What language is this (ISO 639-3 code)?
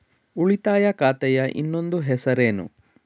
kan